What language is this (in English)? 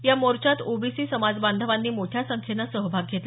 Marathi